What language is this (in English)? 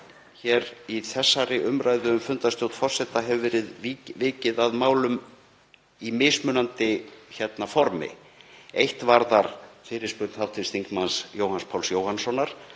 Icelandic